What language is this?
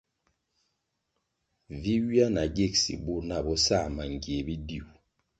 Kwasio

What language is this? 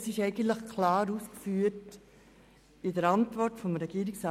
Swiss German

